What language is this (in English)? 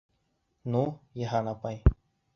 Bashkir